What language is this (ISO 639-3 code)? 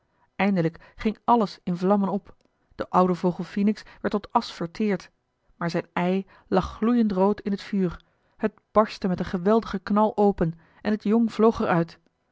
nld